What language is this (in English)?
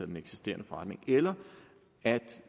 Danish